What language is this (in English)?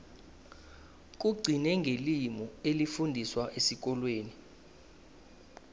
South Ndebele